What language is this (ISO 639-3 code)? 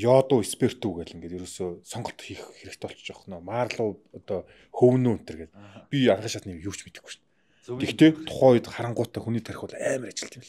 tur